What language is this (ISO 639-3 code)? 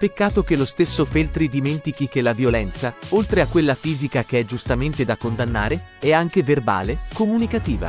ita